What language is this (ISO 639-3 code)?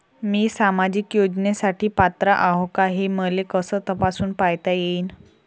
mar